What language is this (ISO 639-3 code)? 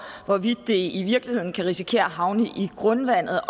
dan